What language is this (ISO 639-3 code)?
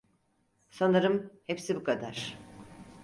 tur